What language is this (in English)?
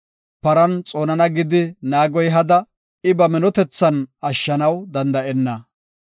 Gofa